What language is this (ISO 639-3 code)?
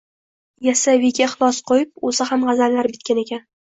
uzb